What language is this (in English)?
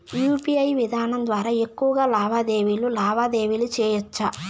Telugu